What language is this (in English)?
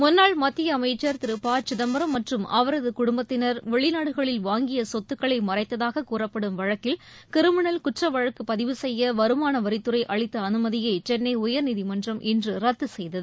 Tamil